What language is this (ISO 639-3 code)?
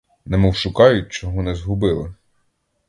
ukr